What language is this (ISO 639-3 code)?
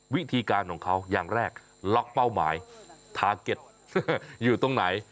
tha